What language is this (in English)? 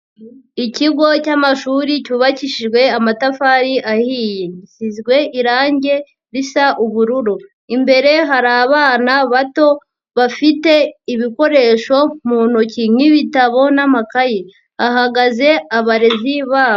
Kinyarwanda